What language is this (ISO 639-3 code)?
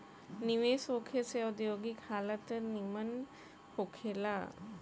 bho